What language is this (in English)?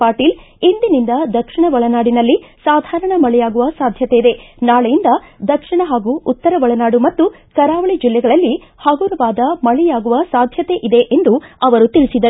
Kannada